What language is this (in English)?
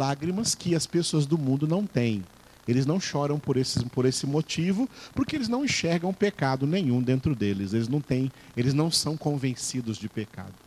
Portuguese